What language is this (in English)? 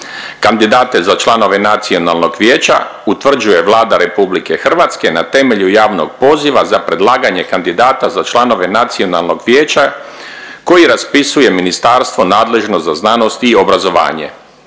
Croatian